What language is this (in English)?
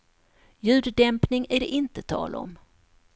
Swedish